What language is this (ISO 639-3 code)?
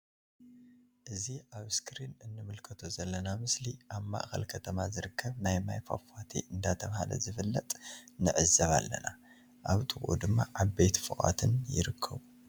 tir